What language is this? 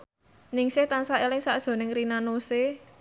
Javanese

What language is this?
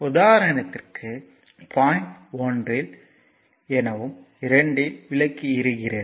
Tamil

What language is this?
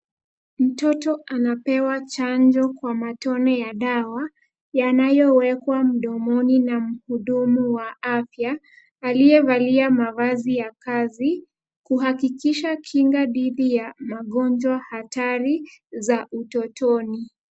Swahili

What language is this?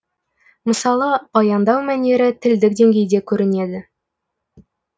Kazakh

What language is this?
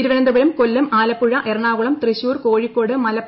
Malayalam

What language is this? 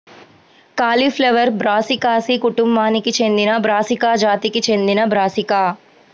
Telugu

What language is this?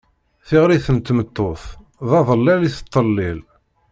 Kabyle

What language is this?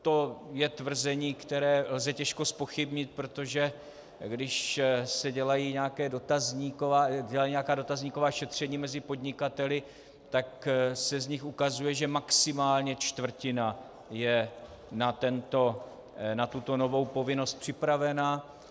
Czech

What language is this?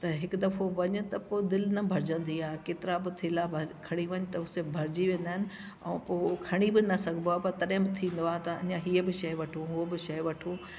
Sindhi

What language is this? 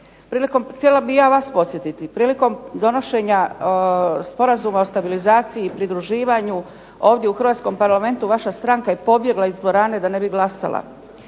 Croatian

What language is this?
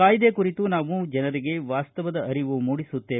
Kannada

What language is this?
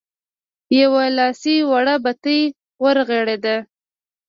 Pashto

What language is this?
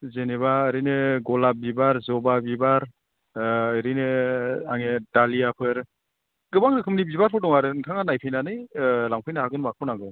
Bodo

